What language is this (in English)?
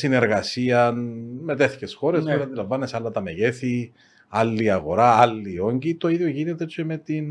Greek